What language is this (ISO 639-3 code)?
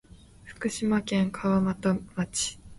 jpn